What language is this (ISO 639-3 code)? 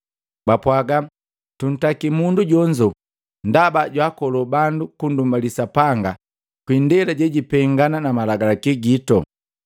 mgv